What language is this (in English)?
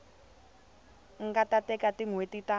Tsonga